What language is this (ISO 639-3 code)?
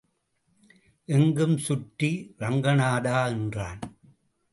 tam